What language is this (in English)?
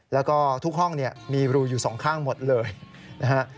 Thai